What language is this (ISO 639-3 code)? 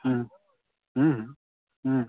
mai